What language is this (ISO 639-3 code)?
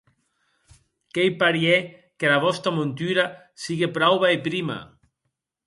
oci